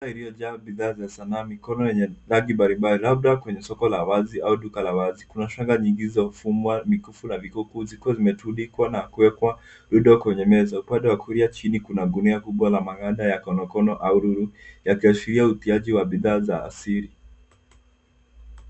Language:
Swahili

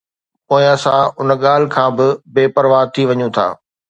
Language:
Sindhi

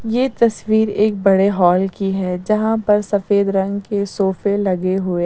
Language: Hindi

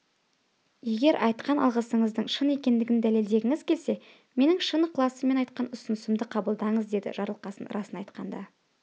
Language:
Kazakh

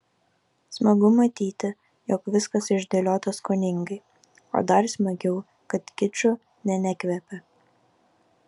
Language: Lithuanian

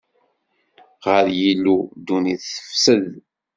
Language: Kabyle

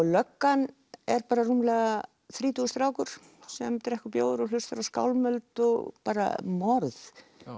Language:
Icelandic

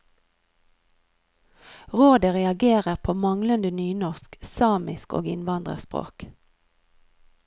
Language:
Norwegian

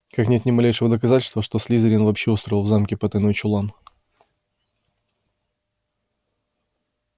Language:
Russian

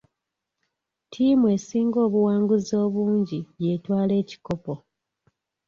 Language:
Ganda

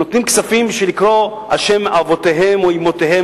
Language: Hebrew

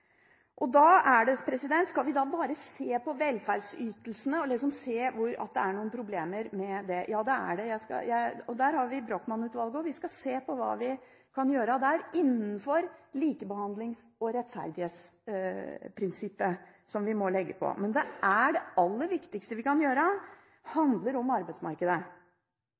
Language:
Norwegian Bokmål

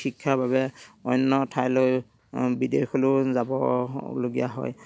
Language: Assamese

